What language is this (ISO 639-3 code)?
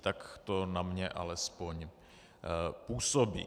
ces